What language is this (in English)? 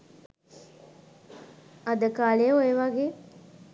Sinhala